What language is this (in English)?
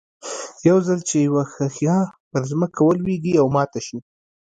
Pashto